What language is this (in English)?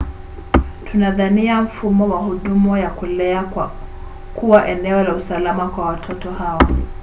Swahili